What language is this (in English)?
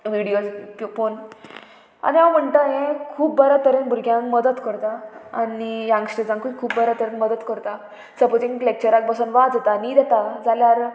Konkani